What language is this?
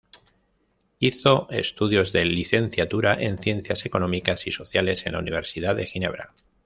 Spanish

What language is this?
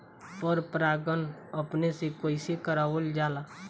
Bhojpuri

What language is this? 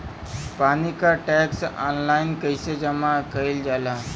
Bhojpuri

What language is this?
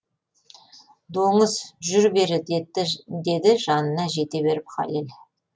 Kazakh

